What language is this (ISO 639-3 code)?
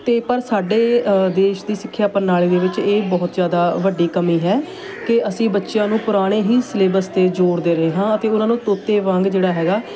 pan